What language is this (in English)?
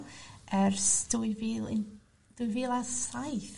Welsh